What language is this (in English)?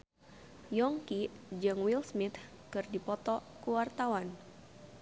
Sundanese